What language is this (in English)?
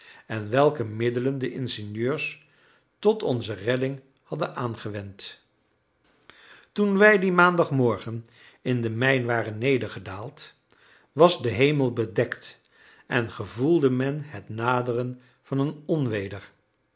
Dutch